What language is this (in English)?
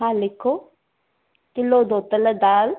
Sindhi